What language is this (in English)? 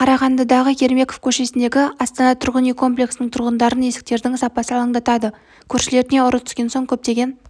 Kazakh